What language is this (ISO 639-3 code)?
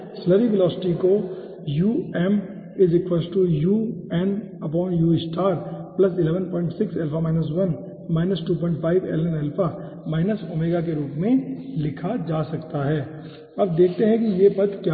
hin